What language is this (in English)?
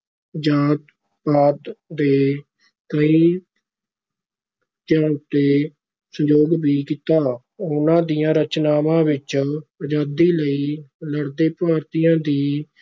Punjabi